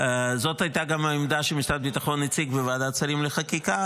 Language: Hebrew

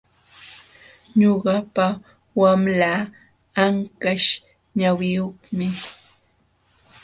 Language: Jauja Wanca Quechua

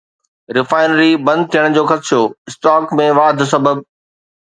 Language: Sindhi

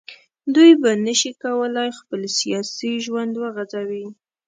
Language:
Pashto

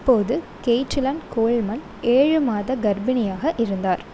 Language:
Tamil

